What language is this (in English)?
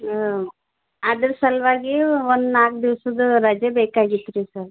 Kannada